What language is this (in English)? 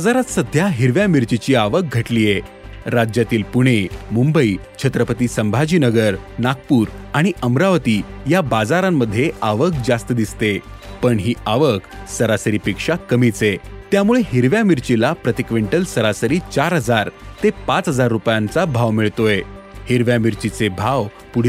Marathi